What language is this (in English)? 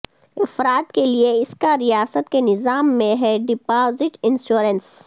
Urdu